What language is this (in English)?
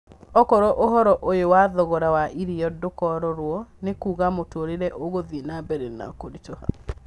Kikuyu